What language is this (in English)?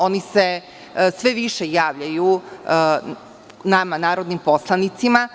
Serbian